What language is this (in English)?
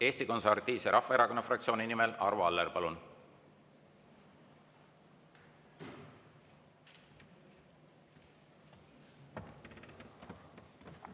Estonian